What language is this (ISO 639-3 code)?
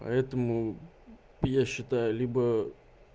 rus